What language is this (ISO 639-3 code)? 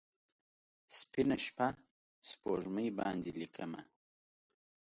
pus